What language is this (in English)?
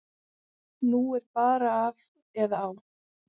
Icelandic